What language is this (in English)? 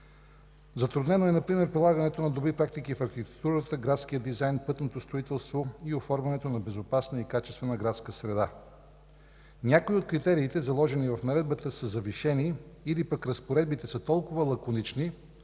Bulgarian